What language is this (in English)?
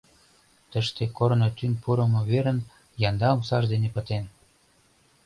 Mari